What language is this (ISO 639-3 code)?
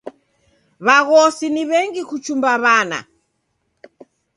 dav